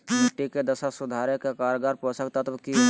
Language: Magahi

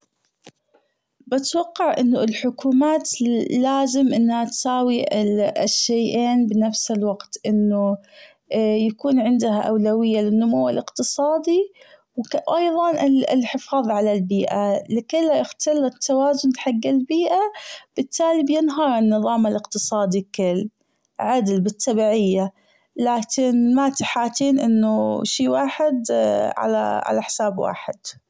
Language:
Gulf Arabic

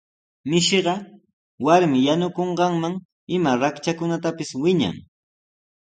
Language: Sihuas Ancash Quechua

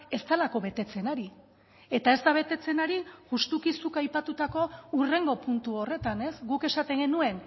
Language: Basque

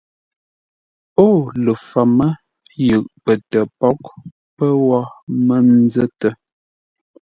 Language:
Ngombale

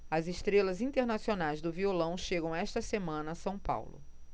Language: Portuguese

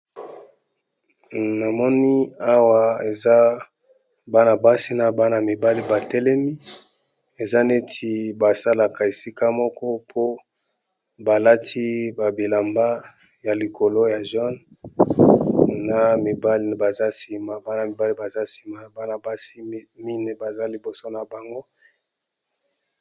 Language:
Lingala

